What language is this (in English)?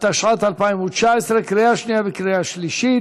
Hebrew